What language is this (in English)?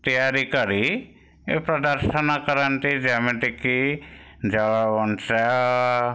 Odia